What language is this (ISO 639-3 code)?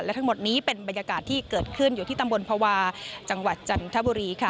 tha